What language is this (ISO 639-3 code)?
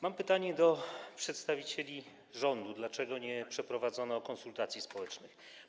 pol